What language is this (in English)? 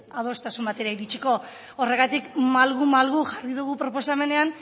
Basque